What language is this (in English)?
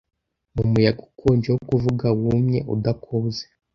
Kinyarwanda